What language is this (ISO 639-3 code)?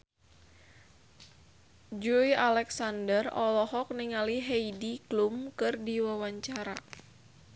sun